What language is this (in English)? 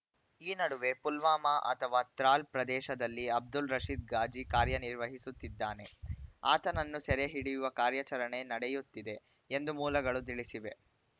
Kannada